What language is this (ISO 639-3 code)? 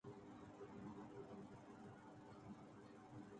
urd